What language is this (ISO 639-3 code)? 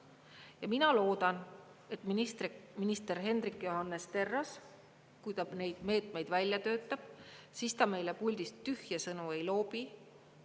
est